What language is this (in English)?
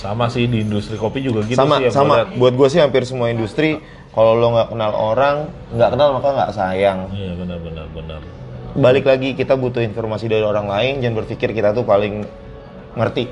Indonesian